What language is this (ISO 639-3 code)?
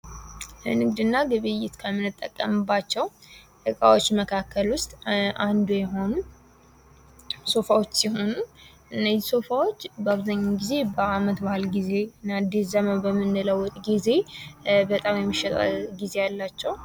amh